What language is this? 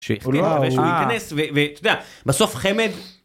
Hebrew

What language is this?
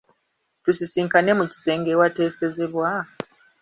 Ganda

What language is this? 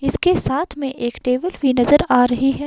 Hindi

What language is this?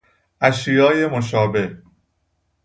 Persian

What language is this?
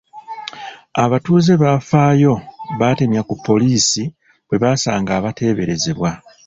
Ganda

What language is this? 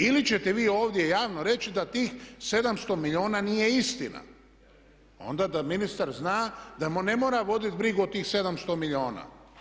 Croatian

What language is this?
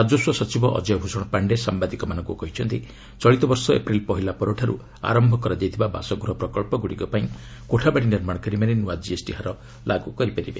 Odia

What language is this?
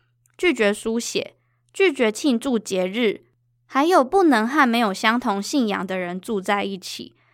Chinese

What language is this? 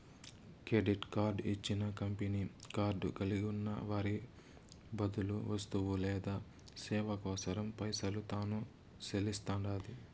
Telugu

